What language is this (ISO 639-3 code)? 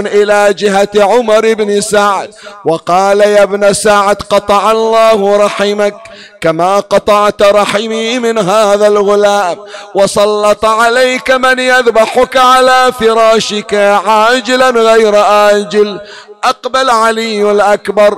ara